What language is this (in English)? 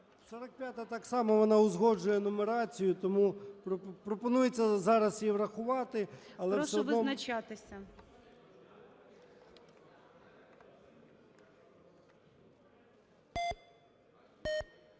Ukrainian